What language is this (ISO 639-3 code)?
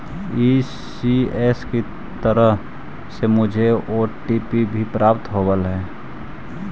mag